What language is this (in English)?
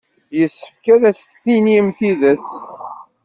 Kabyle